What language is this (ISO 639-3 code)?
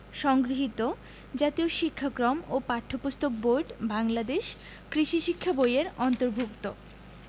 ben